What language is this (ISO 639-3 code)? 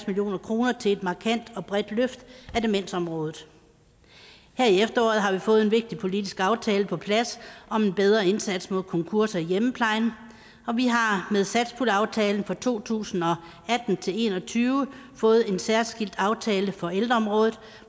dan